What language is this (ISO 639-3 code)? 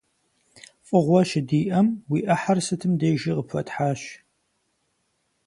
kbd